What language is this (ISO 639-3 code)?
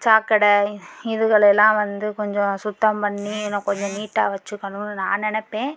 tam